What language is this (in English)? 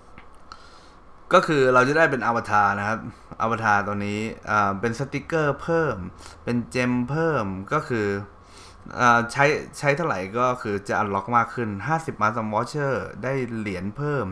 Thai